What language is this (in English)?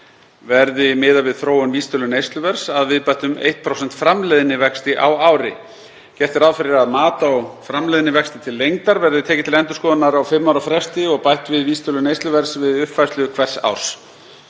Icelandic